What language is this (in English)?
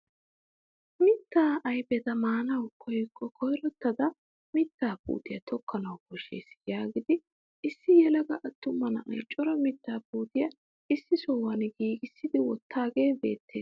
Wolaytta